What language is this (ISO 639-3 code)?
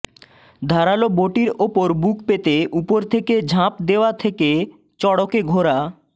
ben